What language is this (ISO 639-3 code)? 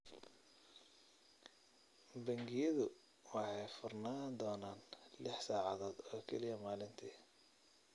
som